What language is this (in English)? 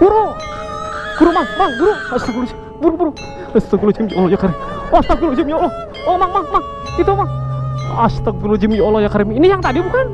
Indonesian